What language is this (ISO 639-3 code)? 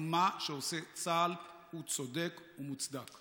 heb